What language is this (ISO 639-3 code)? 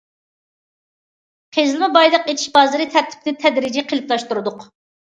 uig